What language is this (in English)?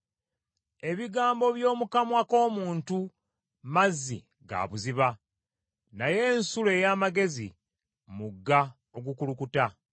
Ganda